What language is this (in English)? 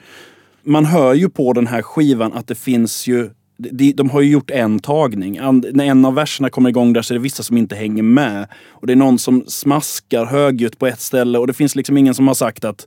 Swedish